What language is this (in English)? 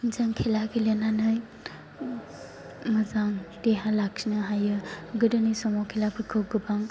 Bodo